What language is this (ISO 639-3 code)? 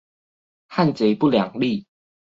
zho